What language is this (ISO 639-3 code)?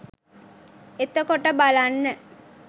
sin